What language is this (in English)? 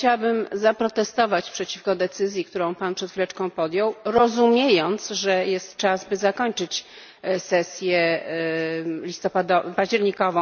Polish